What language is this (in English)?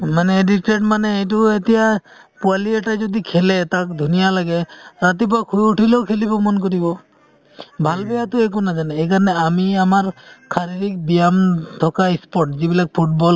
Assamese